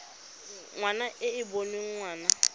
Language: Tswana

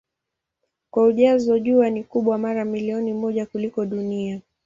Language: Swahili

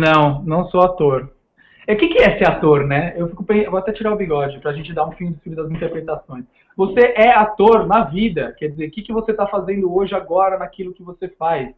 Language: Portuguese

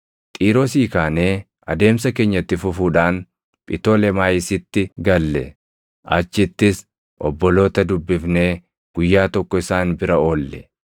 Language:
Oromo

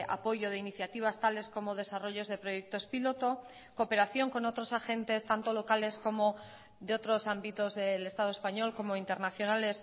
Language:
Spanish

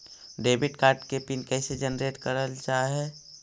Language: Magahi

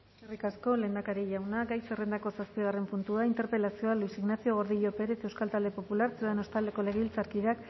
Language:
Basque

